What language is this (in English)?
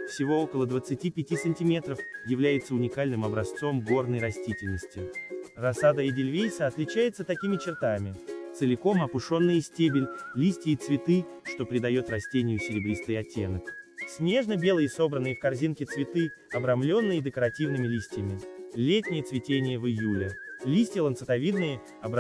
Russian